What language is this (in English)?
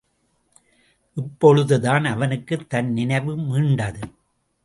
Tamil